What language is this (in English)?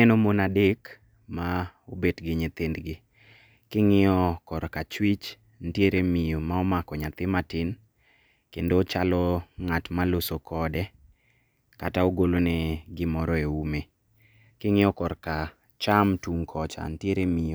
Luo (Kenya and Tanzania)